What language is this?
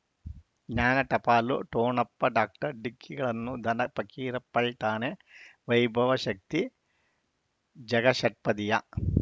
Kannada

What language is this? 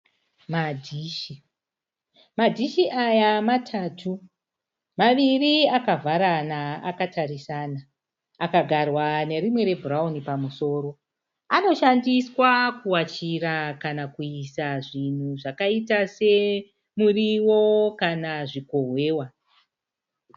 Shona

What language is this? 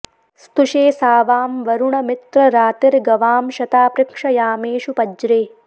Sanskrit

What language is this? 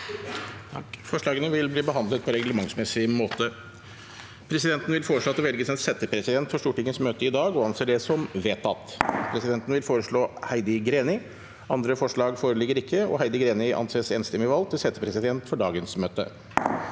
Norwegian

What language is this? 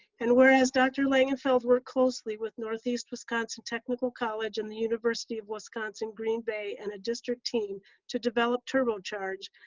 English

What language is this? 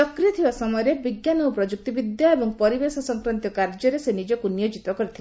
Odia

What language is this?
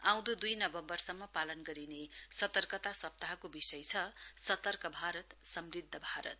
Nepali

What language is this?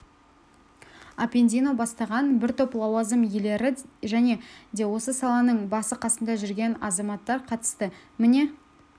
Kazakh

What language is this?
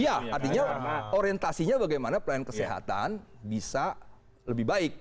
Indonesian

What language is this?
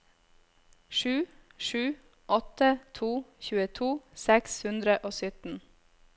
Norwegian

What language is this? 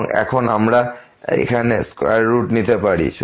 Bangla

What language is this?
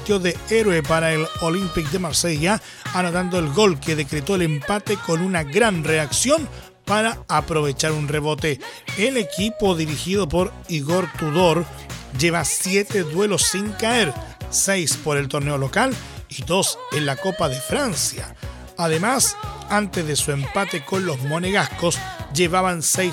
Spanish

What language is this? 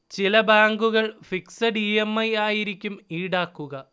Malayalam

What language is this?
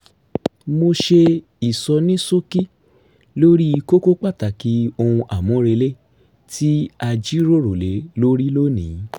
Yoruba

